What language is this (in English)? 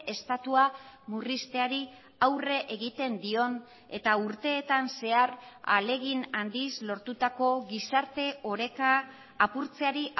Basque